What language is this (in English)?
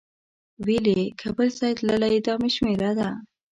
Pashto